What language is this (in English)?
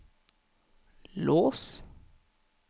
Norwegian